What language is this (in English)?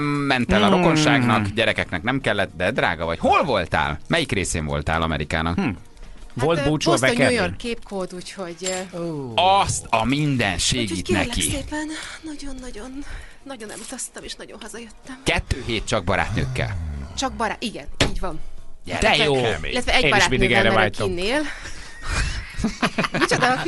Hungarian